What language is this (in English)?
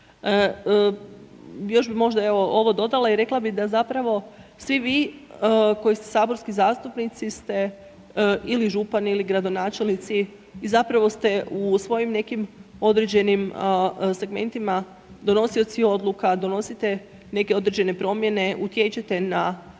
Croatian